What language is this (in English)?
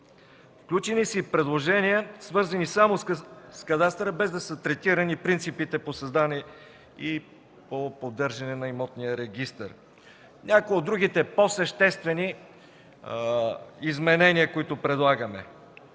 Bulgarian